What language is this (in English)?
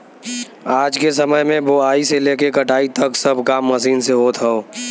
Bhojpuri